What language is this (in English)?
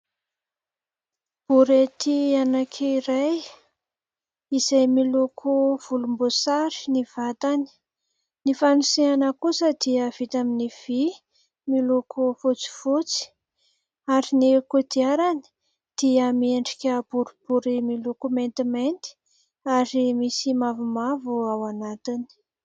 Malagasy